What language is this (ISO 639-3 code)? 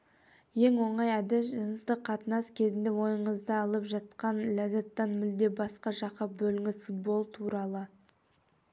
kaz